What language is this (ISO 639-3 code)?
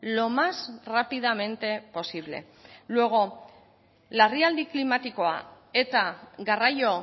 eus